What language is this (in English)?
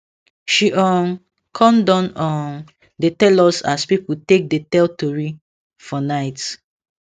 Nigerian Pidgin